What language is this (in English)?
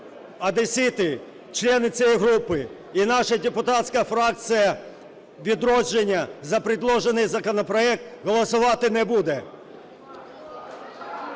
Ukrainian